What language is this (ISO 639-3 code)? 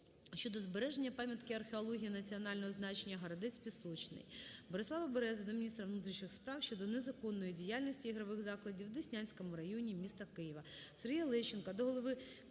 ukr